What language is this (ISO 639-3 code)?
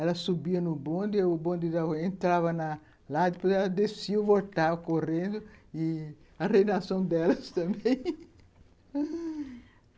por